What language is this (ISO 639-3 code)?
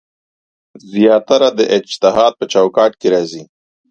pus